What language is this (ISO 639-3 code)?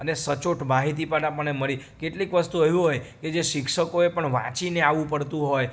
guj